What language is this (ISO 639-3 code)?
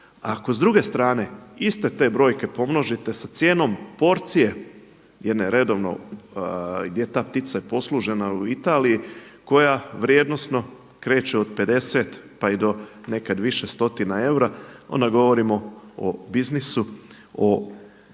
hrv